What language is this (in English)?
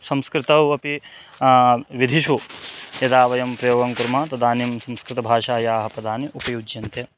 Sanskrit